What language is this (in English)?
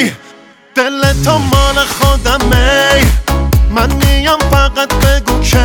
Persian